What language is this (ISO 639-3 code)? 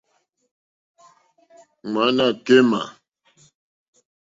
bri